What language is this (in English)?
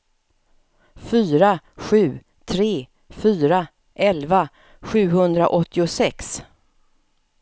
Swedish